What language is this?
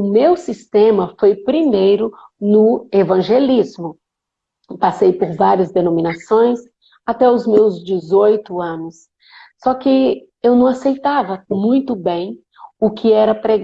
Portuguese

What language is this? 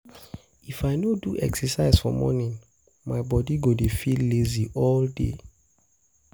Nigerian Pidgin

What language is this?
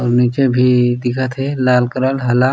Chhattisgarhi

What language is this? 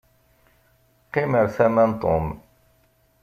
Kabyle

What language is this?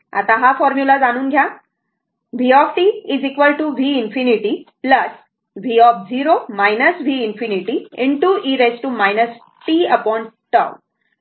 Marathi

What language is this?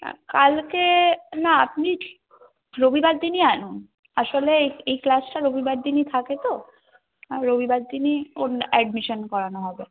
Bangla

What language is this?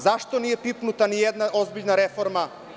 Serbian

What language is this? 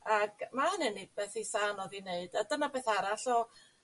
Welsh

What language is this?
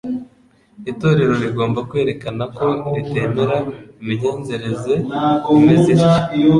Kinyarwanda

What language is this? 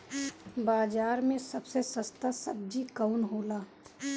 Bhojpuri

